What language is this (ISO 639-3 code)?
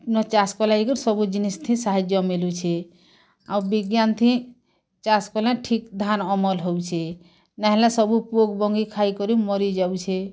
ori